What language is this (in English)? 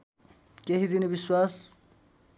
Nepali